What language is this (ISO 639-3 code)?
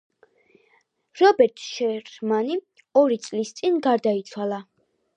kat